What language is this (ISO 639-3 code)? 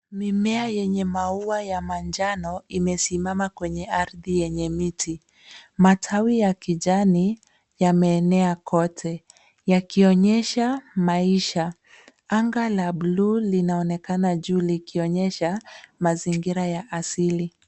swa